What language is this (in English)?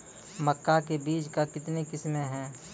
Maithili